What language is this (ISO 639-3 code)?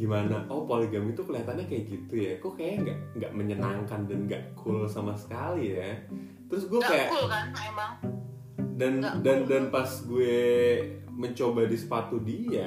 ind